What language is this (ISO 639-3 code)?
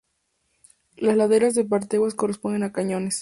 spa